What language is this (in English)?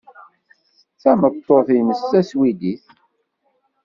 Kabyle